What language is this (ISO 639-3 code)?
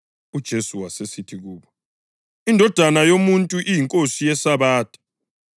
nde